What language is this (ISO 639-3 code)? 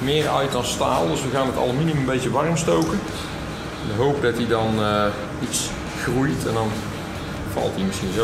nld